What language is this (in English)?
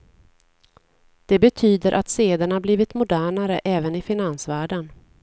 Swedish